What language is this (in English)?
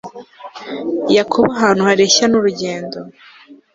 Kinyarwanda